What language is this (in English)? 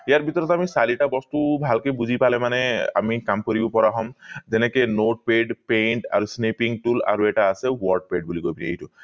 Assamese